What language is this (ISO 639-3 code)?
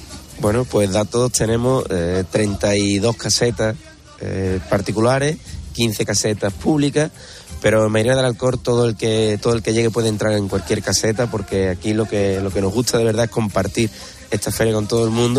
spa